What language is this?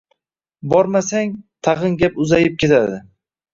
Uzbek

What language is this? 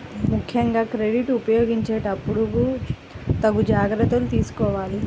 Telugu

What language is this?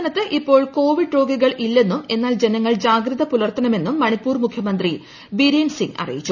Malayalam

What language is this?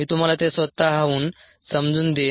Marathi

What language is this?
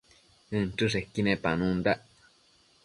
Matsés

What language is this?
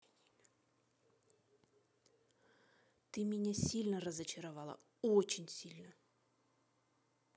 Russian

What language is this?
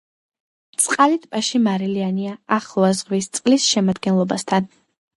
Georgian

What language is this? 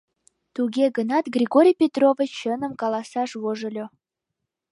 Mari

